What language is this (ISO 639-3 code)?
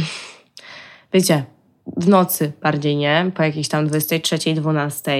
pol